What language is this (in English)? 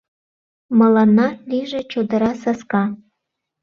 Mari